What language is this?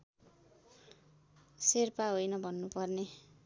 Nepali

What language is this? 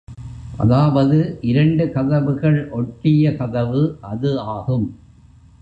Tamil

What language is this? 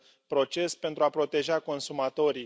Romanian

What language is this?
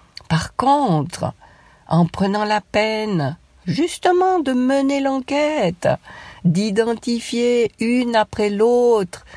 French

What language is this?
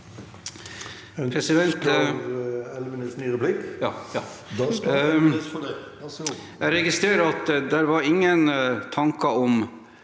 Norwegian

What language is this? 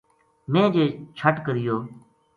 Gujari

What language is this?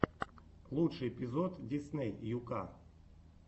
Russian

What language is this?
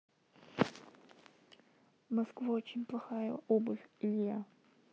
Russian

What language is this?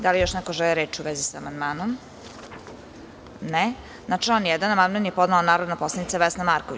Serbian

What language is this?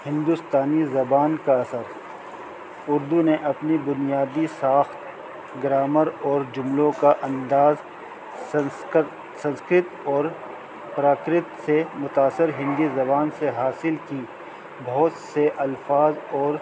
Urdu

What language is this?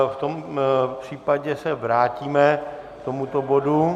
Czech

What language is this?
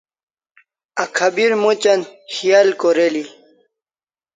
Kalasha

